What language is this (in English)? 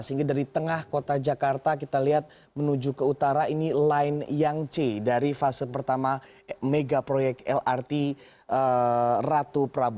Indonesian